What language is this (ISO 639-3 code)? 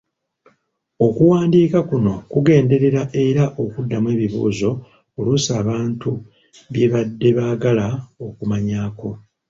lug